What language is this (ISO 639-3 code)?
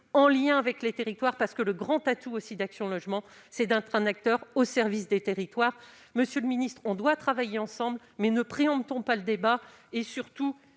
fra